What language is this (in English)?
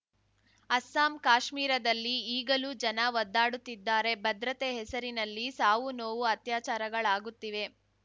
Kannada